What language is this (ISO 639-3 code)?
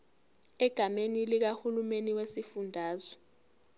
zul